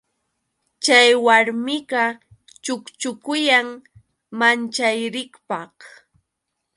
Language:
Yauyos Quechua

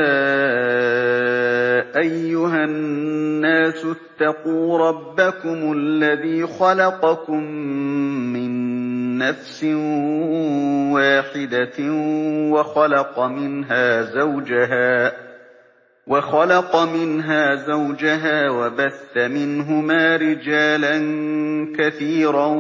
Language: Arabic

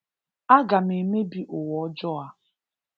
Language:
Igbo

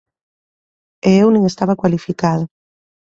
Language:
Galician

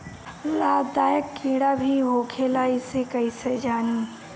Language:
Bhojpuri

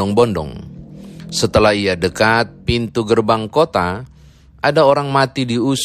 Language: Indonesian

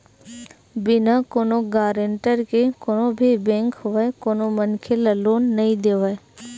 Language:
Chhattisgarhi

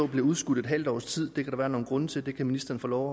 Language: Danish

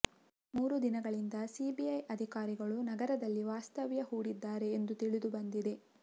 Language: Kannada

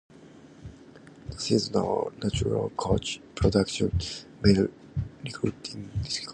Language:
English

